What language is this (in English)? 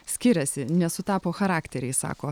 Lithuanian